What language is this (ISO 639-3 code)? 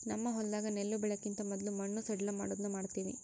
kan